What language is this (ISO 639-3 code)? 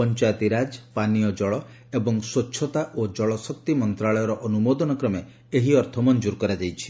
ori